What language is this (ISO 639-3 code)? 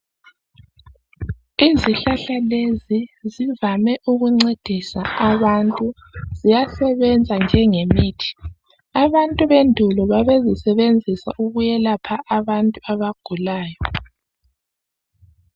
nde